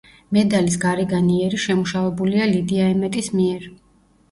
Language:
Georgian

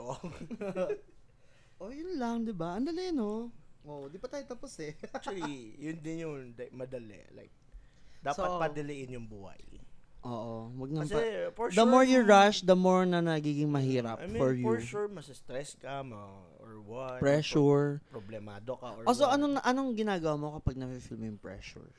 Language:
Filipino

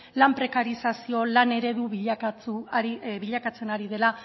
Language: Basque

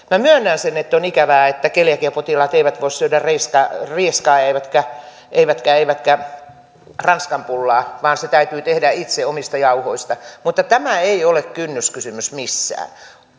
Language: Finnish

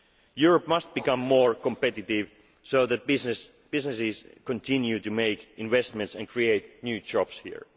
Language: English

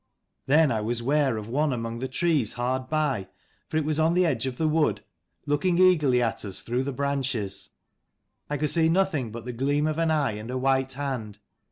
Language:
English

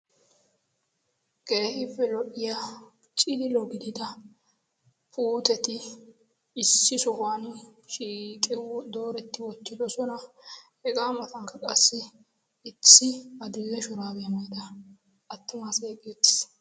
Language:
Wolaytta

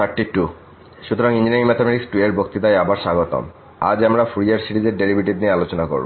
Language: Bangla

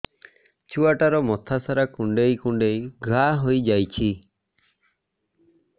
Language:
Odia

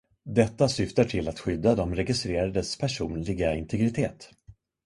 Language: Swedish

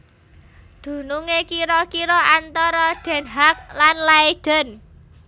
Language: Javanese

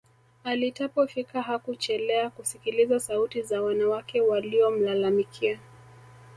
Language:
Swahili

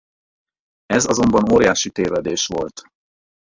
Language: Hungarian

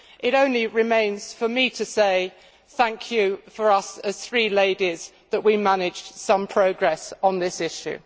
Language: English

